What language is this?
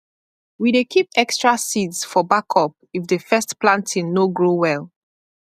Nigerian Pidgin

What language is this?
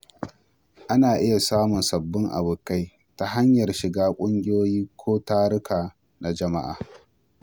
Hausa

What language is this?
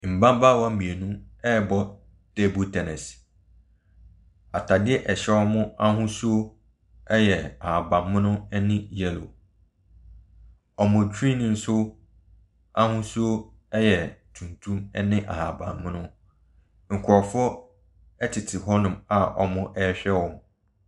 Akan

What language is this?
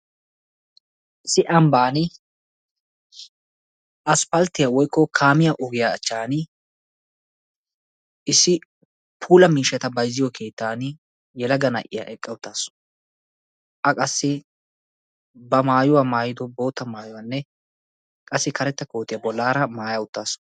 Wolaytta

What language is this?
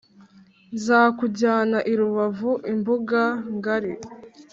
Kinyarwanda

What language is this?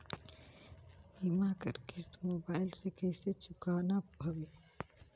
Chhattisgarhi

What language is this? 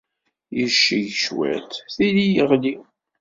Kabyle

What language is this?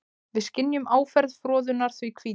Icelandic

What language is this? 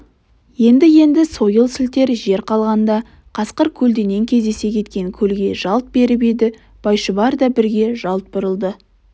Kazakh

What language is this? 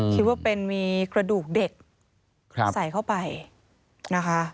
Thai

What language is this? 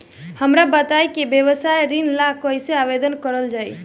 Bhojpuri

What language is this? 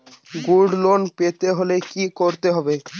Bangla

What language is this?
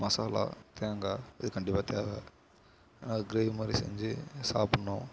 Tamil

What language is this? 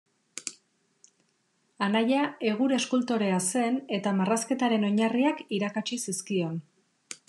Basque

